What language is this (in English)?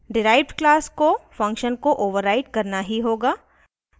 Hindi